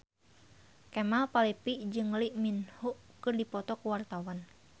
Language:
Sundanese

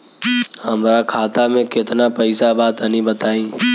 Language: Bhojpuri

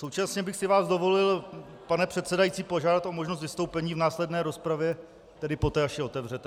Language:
Czech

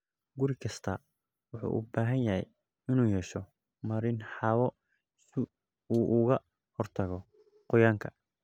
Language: Somali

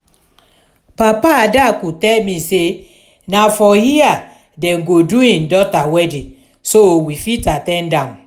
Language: Nigerian Pidgin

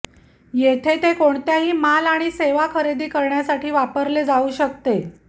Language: Marathi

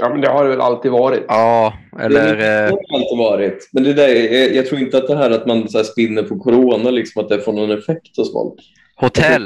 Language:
Swedish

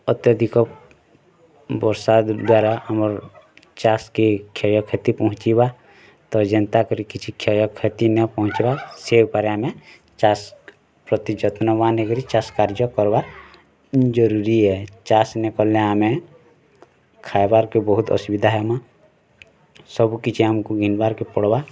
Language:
Odia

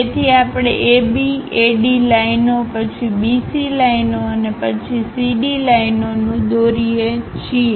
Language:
Gujarati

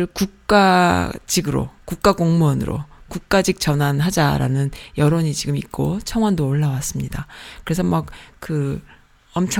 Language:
Korean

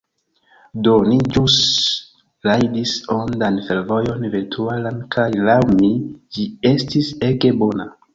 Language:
Esperanto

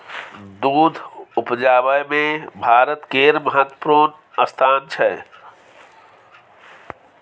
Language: Maithili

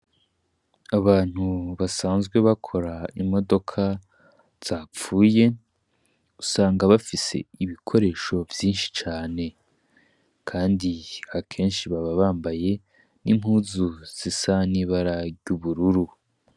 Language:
Rundi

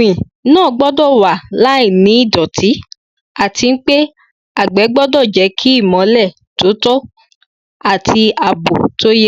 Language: Yoruba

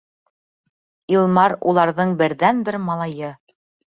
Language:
Bashkir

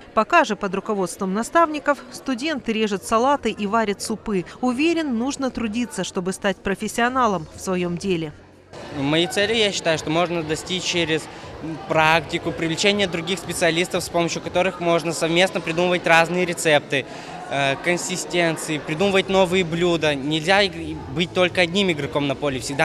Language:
Russian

